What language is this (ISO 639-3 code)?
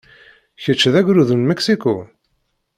kab